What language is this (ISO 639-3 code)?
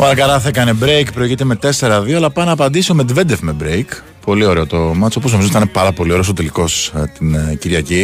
ell